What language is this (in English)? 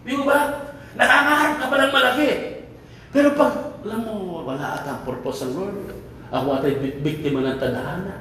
Filipino